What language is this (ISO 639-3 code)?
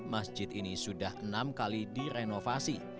ind